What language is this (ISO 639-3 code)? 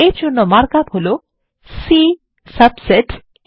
ben